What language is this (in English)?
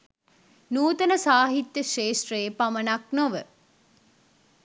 Sinhala